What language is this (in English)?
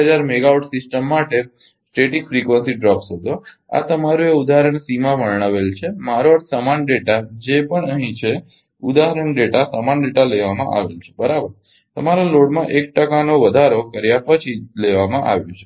Gujarati